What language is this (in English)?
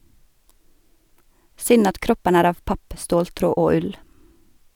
Norwegian